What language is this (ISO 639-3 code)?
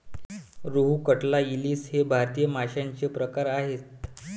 mar